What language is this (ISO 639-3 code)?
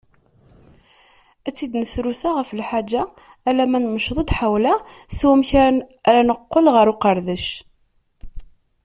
kab